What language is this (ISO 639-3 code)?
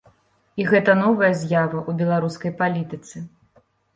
bel